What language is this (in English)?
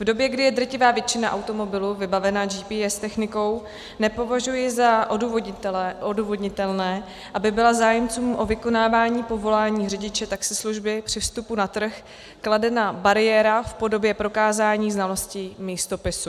Czech